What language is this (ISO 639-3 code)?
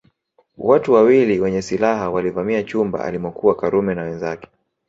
swa